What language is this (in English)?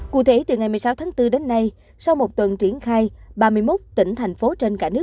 Vietnamese